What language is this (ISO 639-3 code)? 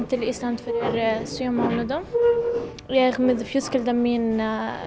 isl